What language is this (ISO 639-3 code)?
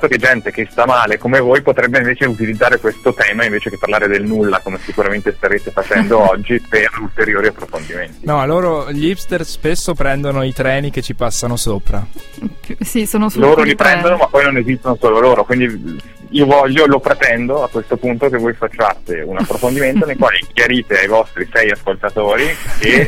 ita